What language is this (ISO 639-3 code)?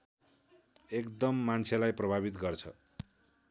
nep